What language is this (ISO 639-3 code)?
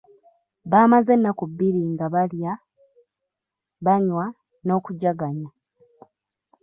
lug